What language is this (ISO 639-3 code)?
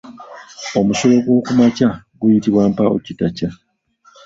lug